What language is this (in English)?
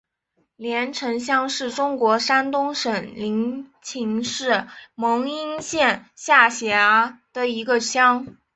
Chinese